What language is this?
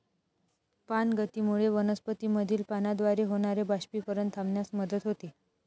Marathi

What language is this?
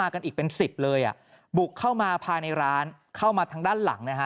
Thai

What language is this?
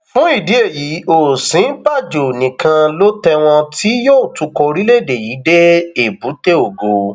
Yoruba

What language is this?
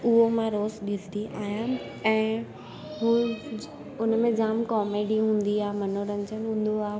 Sindhi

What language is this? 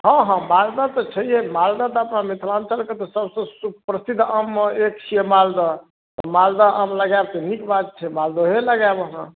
Maithili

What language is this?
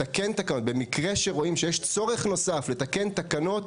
Hebrew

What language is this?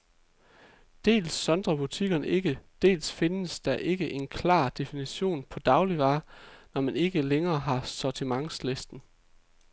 Danish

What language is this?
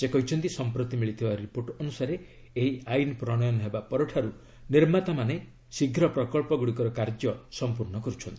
Odia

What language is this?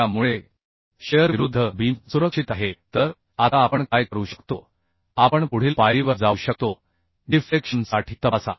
Marathi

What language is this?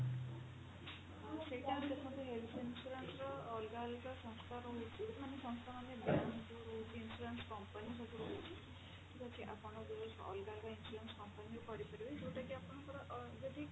Odia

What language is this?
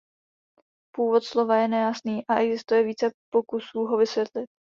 Czech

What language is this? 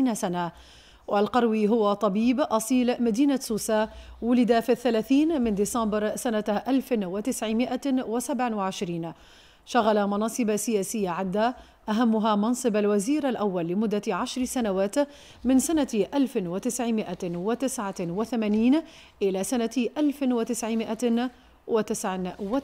Arabic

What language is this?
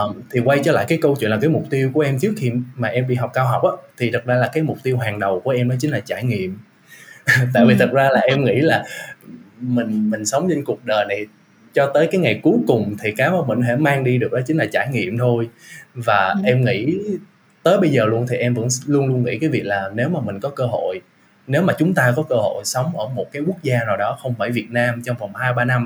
Vietnamese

